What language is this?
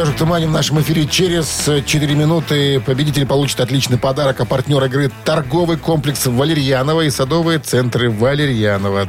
Russian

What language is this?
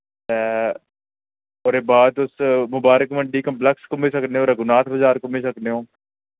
Dogri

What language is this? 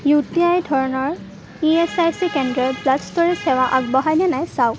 Assamese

